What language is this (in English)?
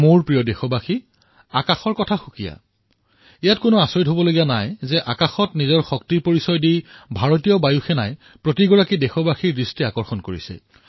Assamese